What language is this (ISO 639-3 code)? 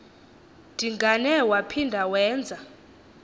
xho